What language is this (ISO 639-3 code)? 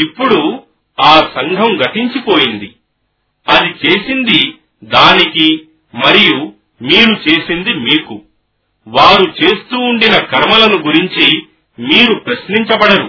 tel